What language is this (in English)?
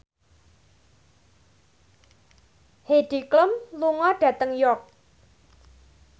Javanese